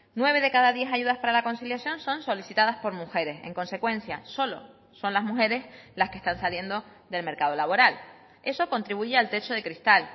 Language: Spanish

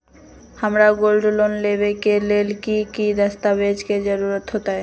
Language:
Magahi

